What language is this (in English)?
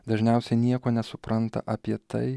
Lithuanian